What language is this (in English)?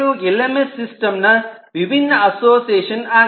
Kannada